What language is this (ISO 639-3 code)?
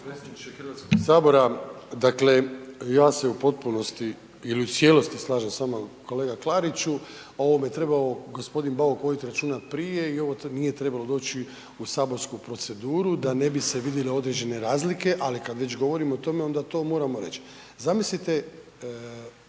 hrv